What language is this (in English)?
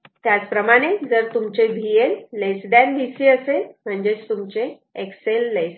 Marathi